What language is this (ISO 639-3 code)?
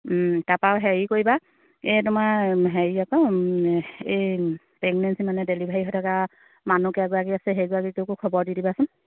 asm